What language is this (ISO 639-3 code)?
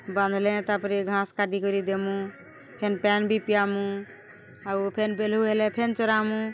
ori